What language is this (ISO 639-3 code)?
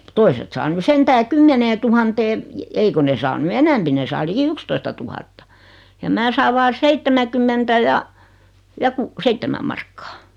fin